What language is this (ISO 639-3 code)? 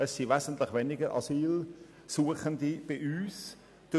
gsw